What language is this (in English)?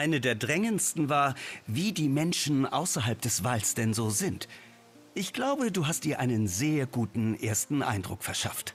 German